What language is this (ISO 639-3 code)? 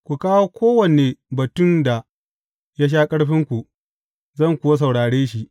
hau